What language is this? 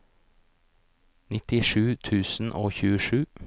Norwegian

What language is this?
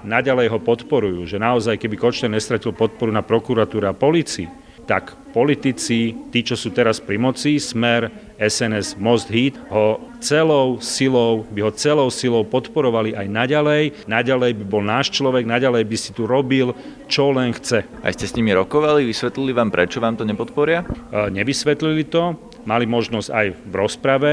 Slovak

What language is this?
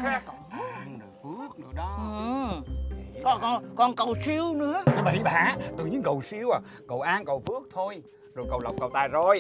Vietnamese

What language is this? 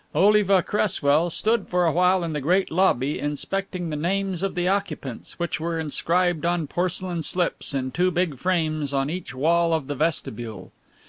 English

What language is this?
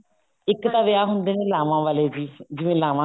Punjabi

